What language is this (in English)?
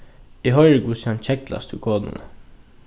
Faroese